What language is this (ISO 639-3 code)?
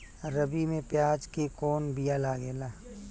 bho